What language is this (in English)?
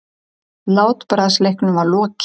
Icelandic